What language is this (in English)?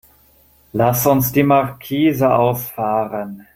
German